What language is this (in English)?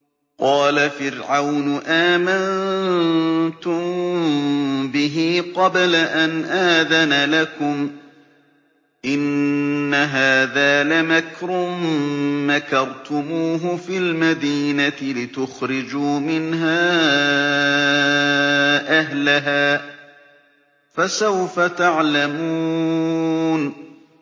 Arabic